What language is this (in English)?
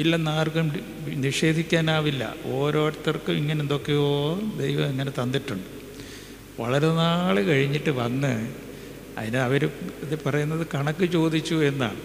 Malayalam